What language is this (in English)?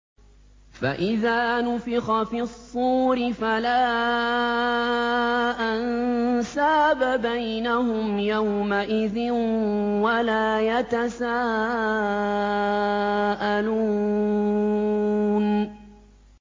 Arabic